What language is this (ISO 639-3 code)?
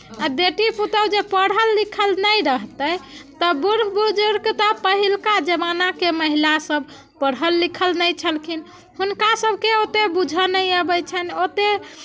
mai